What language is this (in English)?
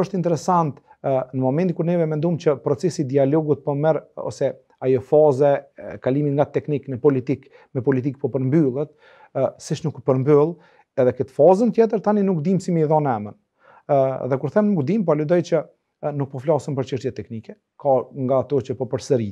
Romanian